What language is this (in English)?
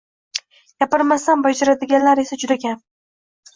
Uzbek